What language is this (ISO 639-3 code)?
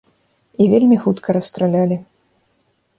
bel